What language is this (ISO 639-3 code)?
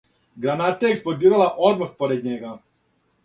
srp